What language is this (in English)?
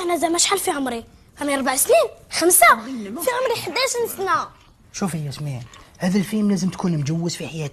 Arabic